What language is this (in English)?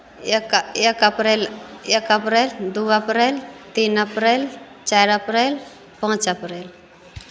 Maithili